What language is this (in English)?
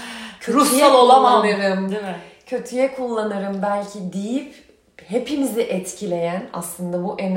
Turkish